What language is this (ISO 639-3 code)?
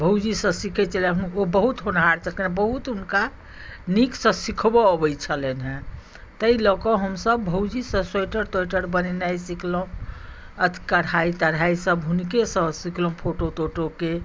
mai